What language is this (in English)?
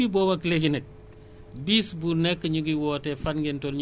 Wolof